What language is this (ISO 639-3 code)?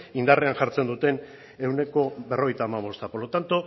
eus